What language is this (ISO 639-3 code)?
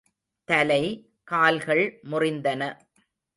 tam